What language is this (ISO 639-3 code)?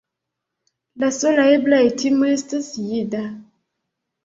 epo